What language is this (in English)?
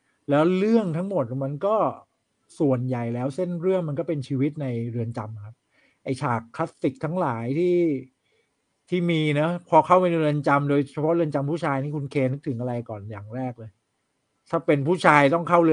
Thai